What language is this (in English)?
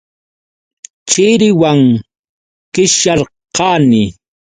Yauyos Quechua